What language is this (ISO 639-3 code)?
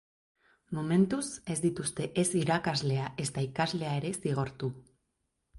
eus